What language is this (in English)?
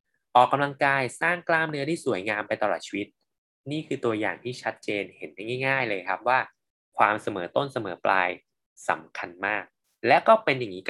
Thai